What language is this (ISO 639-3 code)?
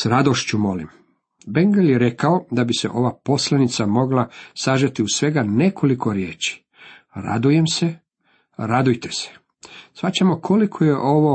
hrv